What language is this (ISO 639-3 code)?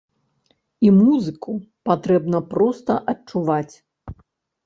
bel